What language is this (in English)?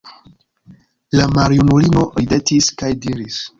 Esperanto